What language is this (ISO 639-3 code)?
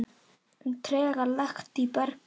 isl